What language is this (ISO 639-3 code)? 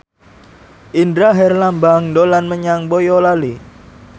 jav